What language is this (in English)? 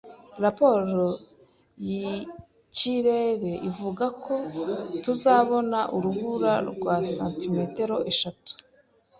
Kinyarwanda